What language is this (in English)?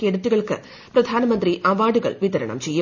Malayalam